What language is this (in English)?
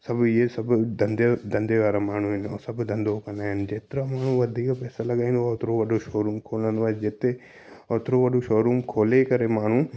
Sindhi